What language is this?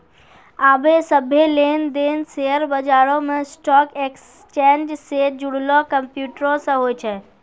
Maithili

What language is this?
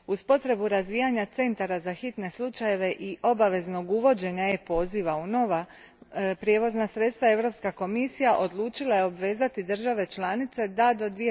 Croatian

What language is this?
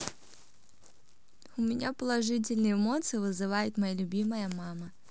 Russian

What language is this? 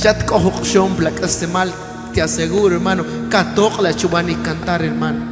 Spanish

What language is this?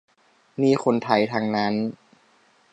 Thai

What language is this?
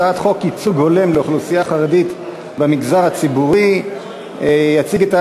Hebrew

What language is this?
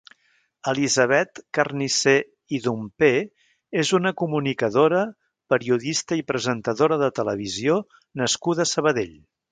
Catalan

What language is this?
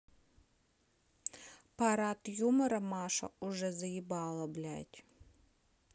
Russian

